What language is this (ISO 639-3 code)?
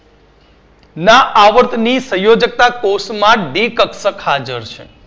guj